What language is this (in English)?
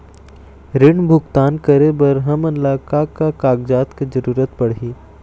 Chhattisgarhi